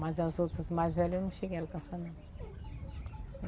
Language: Portuguese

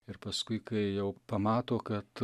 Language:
Lithuanian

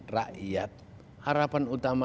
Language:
Indonesian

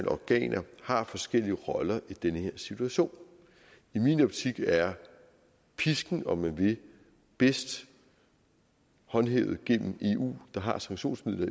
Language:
Danish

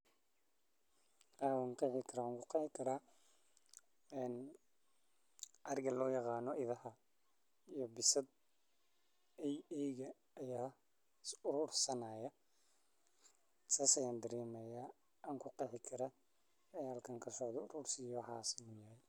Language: Somali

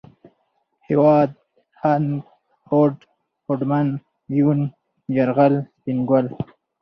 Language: Pashto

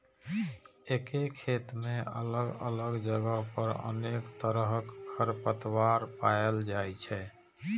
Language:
Maithili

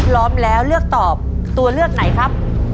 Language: Thai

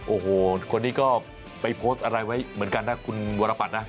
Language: Thai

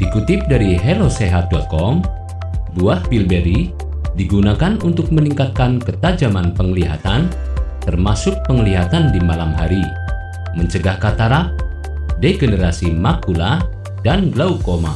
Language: Indonesian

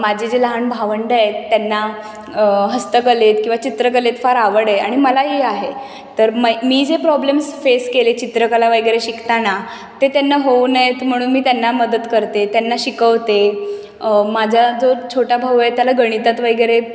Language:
Marathi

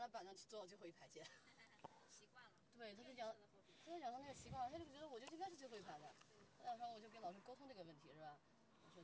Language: Chinese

